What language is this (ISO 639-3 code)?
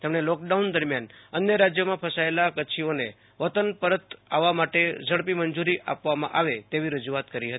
guj